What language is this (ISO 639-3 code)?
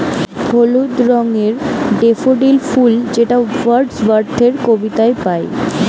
ben